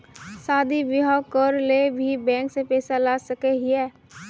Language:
Magahi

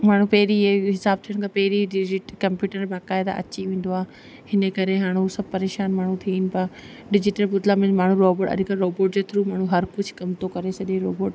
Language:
Sindhi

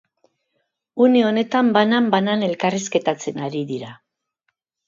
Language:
Basque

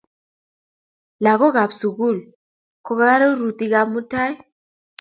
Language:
Kalenjin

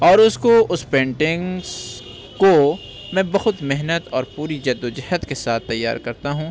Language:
Urdu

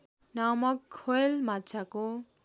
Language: Nepali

